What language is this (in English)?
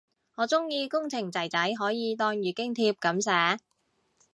Cantonese